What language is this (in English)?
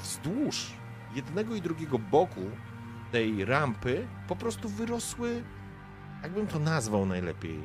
Polish